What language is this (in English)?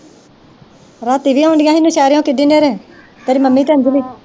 Punjabi